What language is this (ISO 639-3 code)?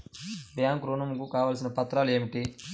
tel